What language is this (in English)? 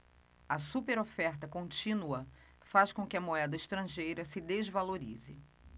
Portuguese